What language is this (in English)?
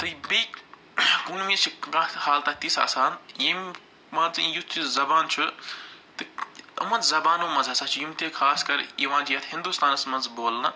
Kashmiri